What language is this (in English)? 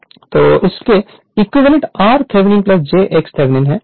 Hindi